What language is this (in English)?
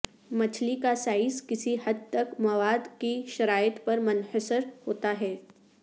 Urdu